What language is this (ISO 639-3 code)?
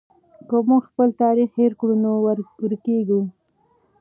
pus